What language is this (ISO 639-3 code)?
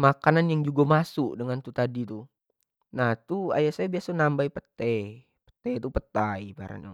jax